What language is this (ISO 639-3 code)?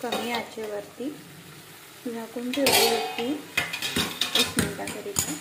hin